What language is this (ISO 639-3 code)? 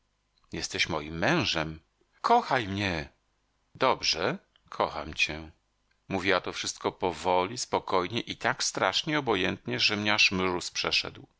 pol